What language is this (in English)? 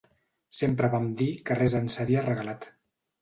Catalan